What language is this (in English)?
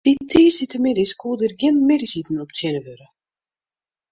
Western Frisian